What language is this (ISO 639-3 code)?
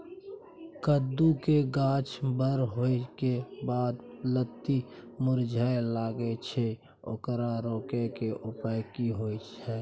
mai